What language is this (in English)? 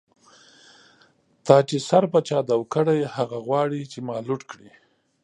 Pashto